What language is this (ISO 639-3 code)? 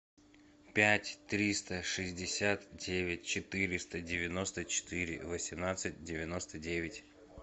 rus